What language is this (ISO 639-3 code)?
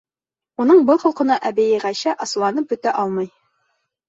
bak